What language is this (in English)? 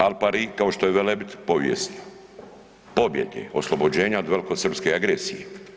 Croatian